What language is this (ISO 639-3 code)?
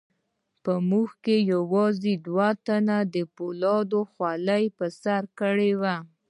pus